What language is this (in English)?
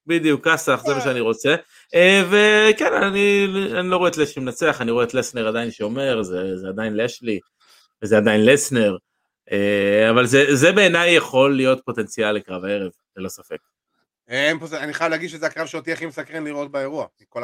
Hebrew